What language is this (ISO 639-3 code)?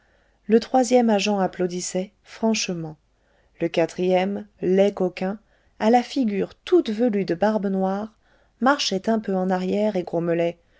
fra